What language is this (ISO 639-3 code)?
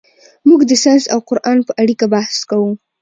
pus